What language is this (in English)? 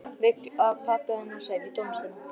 Icelandic